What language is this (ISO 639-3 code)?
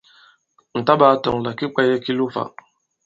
abb